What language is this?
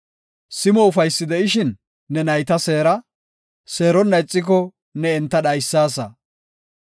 Gofa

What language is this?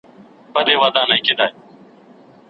Pashto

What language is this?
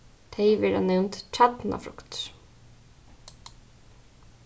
Faroese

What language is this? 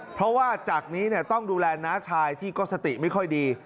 Thai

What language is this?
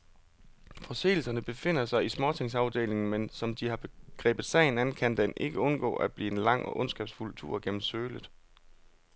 Danish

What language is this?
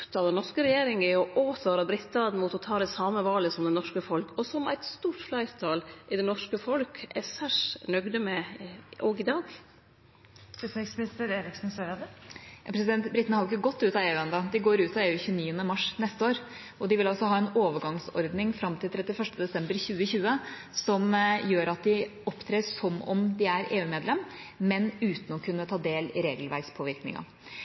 Norwegian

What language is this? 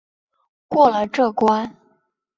Chinese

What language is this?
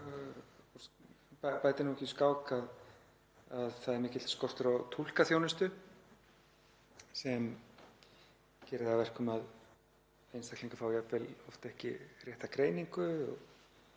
Icelandic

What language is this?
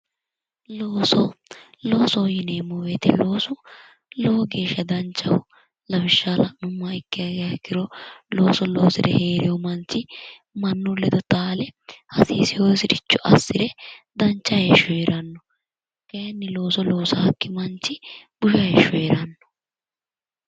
Sidamo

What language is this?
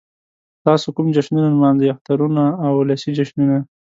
Pashto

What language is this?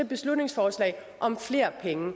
Danish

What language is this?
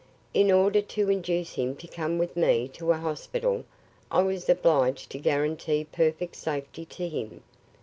English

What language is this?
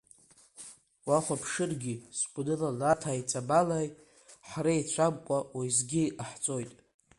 Abkhazian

